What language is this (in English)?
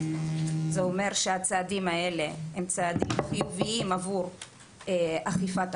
Hebrew